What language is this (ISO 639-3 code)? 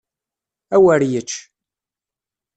kab